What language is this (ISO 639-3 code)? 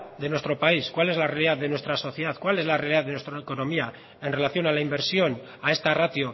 spa